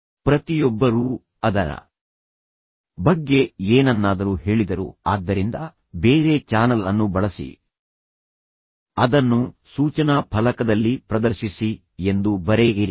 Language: Kannada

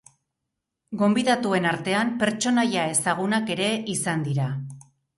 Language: Basque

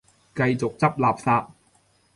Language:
Cantonese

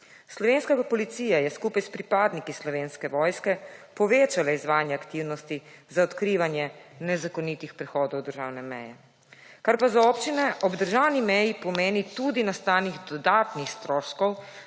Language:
Slovenian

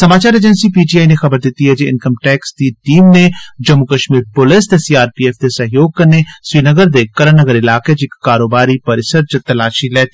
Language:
Dogri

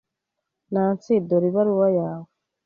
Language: Kinyarwanda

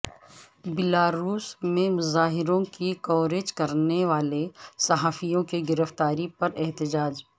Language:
Urdu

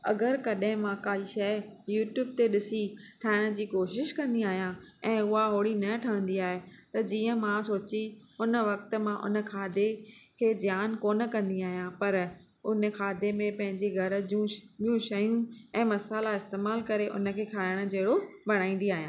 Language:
Sindhi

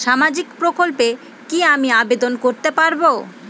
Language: Bangla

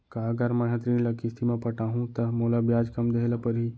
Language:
Chhattisgarhi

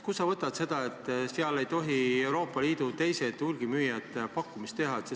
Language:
Estonian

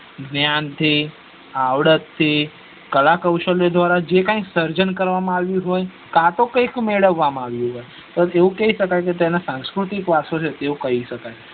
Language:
Gujarati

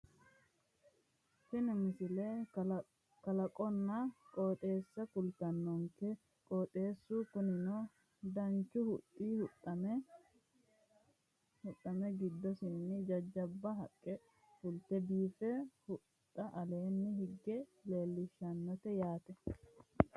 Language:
Sidamo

